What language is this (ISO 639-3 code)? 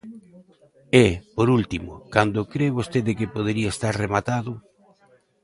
glg